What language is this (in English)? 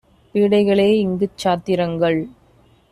Tamil